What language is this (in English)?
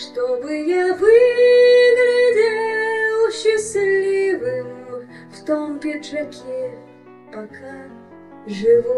Russian